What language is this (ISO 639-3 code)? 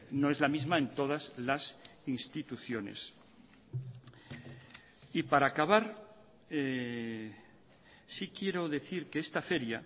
spa